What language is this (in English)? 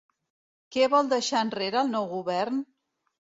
Catalan